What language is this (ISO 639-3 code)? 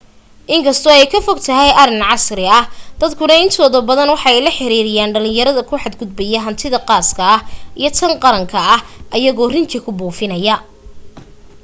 som